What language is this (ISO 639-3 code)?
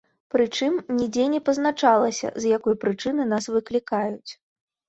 bel